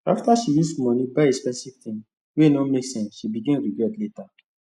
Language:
Nigerian Pidgin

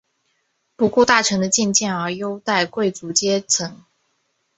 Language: Chinese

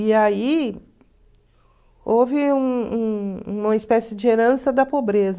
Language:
Portuguese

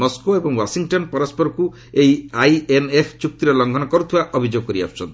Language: Odia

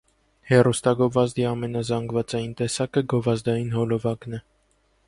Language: Armenian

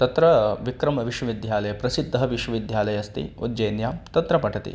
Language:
Sanskrit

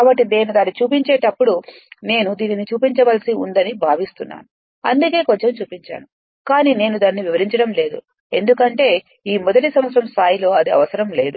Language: Telugu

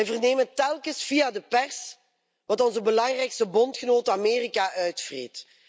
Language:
Dutch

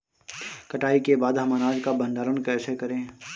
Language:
Hindi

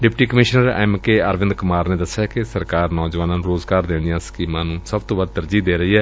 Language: Punjabi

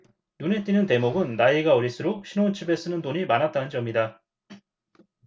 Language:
Korean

